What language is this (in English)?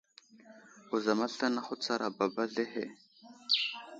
Wuzlam